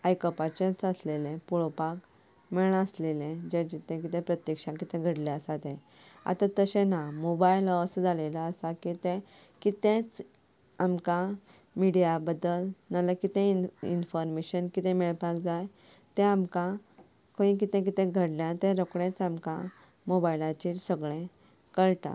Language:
Konkani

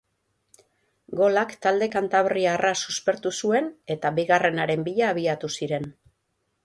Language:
Basque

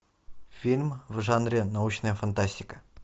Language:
Russian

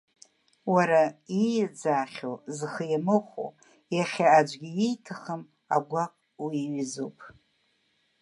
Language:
Abkhazian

